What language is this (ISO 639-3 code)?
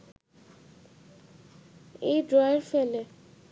ben